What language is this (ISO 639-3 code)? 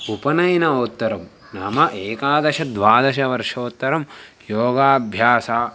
san